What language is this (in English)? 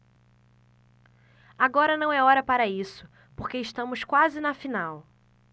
Portuguese